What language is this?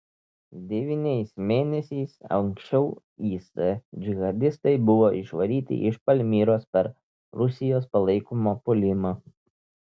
Lithuanian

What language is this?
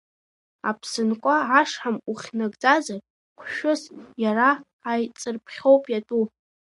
Abkhazian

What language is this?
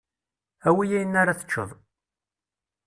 Kabyle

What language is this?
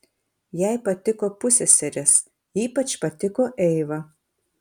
Lithuanian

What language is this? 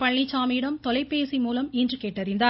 Tamil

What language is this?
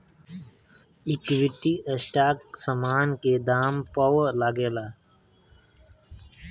Bhojpuri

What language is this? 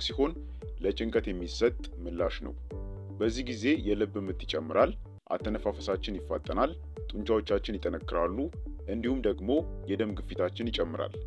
Arabic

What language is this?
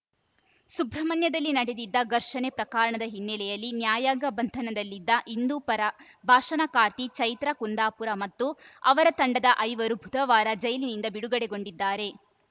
Kannada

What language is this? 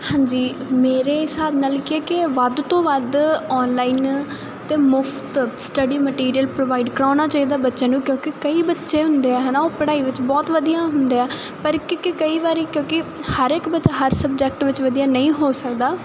Punjabi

